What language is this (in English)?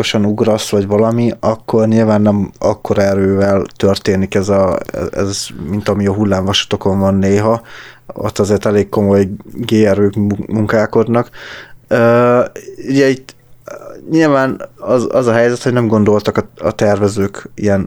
Hungarian